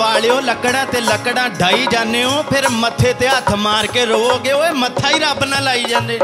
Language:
Hindi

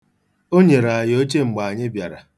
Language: Igbo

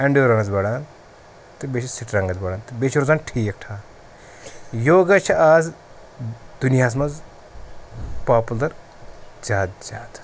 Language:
Kashmiri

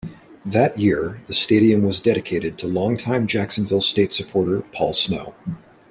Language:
English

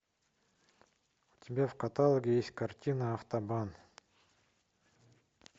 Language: Russian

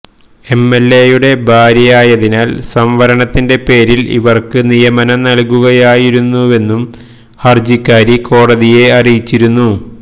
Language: Malayalam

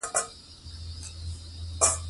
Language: Pashto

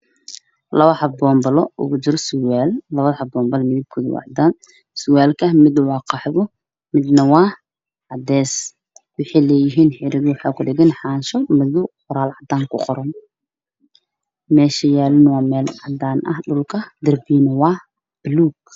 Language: Somali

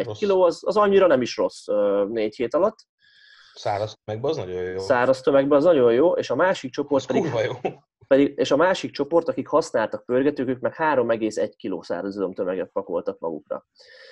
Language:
Hungarian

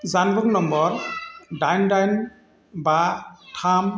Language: Bodo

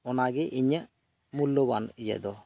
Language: Santali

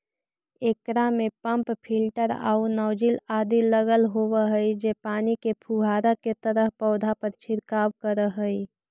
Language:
Magahi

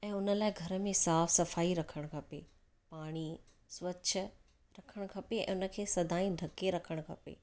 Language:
Sindhi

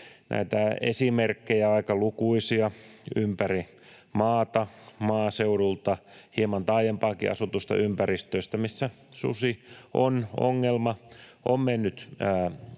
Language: Finnish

